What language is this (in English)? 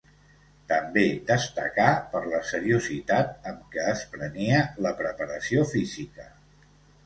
Catalan